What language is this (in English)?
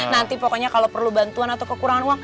Indonesian